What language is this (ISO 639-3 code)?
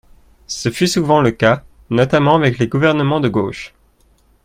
fra